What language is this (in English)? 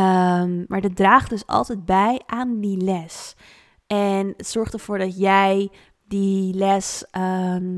Dutch